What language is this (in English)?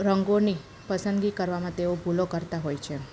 Gujarati